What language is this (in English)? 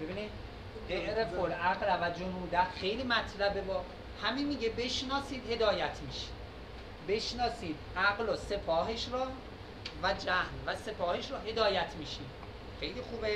Persian